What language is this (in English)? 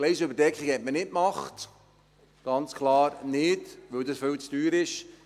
Swiss German